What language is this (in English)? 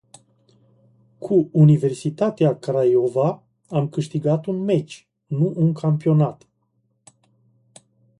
Romanian